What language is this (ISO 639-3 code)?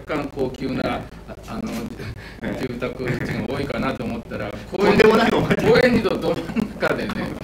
jpn